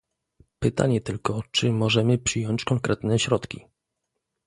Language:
Polish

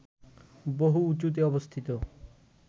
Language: Bangla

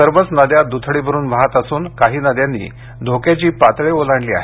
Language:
Marathi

